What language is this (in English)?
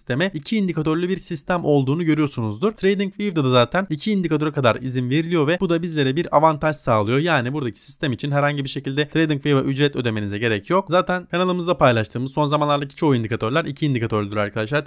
Turkish